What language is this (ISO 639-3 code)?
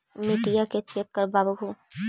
mag